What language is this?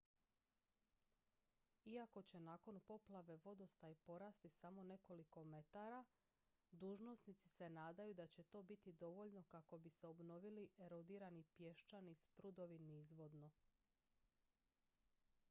Croatian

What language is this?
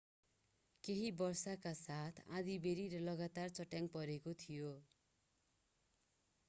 Nepali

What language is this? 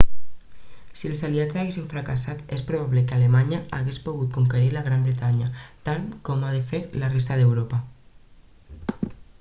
Catalan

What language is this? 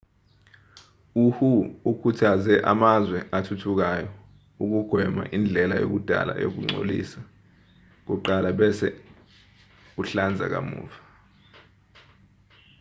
Zulu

